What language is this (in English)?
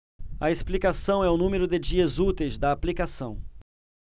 Portuguese